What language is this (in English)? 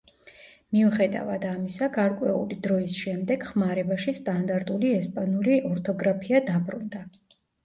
Georgian